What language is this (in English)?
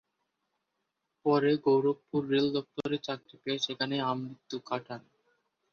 Bangla